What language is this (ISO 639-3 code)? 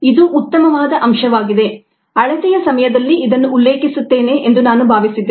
kan